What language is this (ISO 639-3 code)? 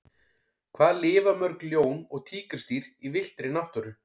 isl